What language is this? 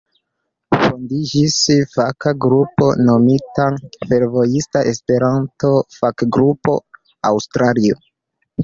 Esperanto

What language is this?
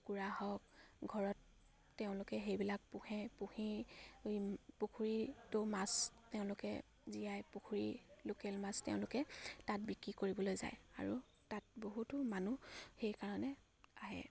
Assamese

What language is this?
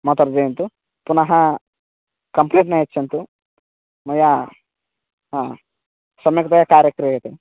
Sanskrit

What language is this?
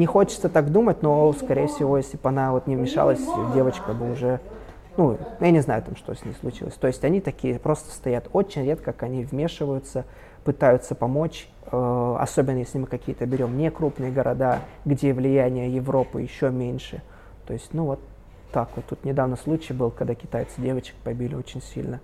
Russian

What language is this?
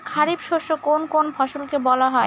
Bangla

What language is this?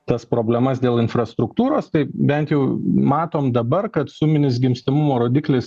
Lithuanian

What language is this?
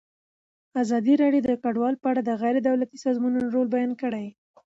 Pashto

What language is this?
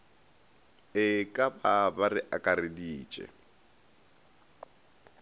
Northern Sotho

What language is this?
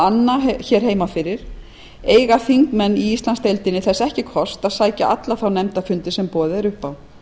Icelandic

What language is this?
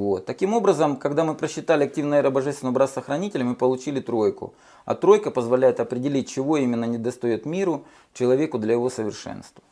Russian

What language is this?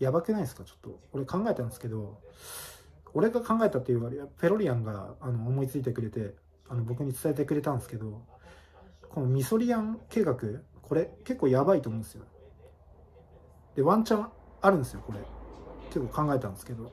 Japanese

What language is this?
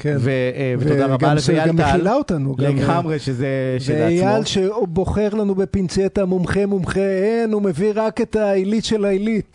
Hebrew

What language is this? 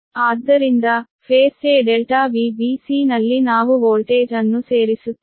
Kannada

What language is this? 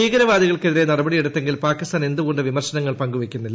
Malayalam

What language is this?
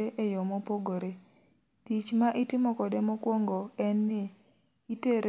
Luo (Kenya and Tanzania)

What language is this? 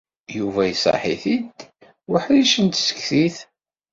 Kabyle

